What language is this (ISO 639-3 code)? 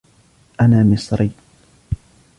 ara